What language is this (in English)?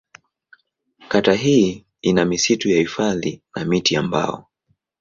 Swahili